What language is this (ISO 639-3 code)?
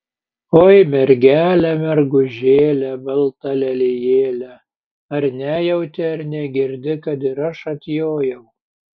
lit